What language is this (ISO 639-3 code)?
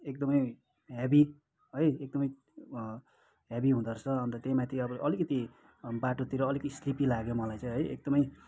nep